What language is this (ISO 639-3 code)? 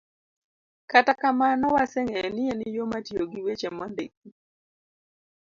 luo